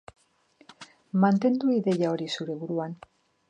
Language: Basque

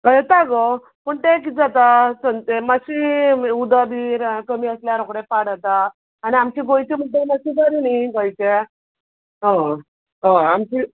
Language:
Konkani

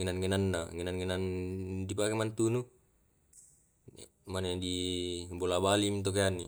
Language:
Tae'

